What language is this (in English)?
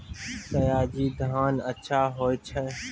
Maithili